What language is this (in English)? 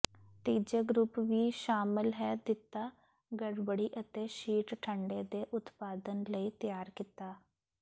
Punjabi